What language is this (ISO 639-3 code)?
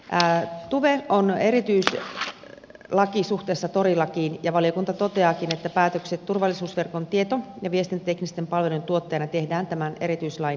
fin